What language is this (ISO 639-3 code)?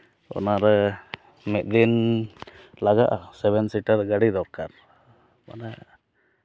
sat